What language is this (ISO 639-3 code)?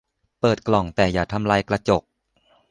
tha